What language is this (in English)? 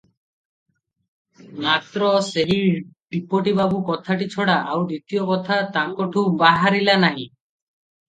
Odia